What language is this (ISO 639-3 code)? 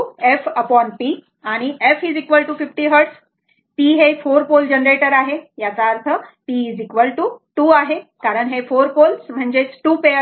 mar